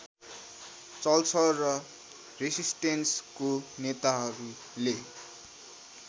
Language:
Nepali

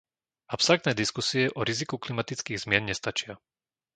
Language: Slovak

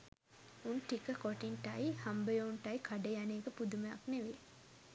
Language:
Sinhala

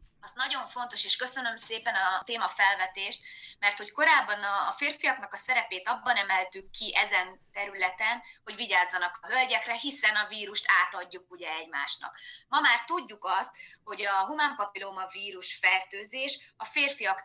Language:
Hungarian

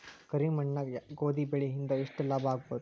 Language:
Kannada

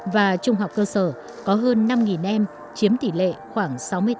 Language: Vietnamese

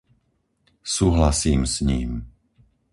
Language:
Slovak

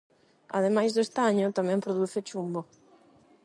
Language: Galician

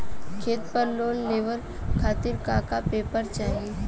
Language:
Bhojpuri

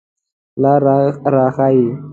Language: Pashto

